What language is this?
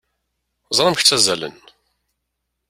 Kabyle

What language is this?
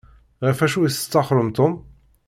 Kabyle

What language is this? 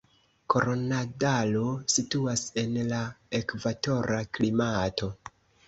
Esperanto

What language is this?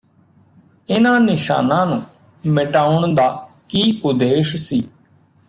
Punjabi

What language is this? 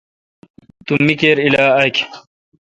Kalkoti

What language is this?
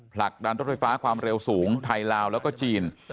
Thai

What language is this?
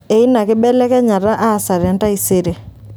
Masai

